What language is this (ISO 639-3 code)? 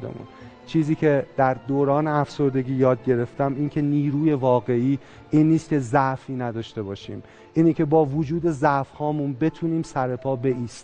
fas